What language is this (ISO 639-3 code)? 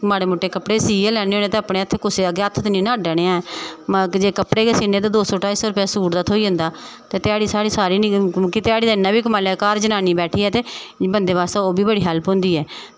doi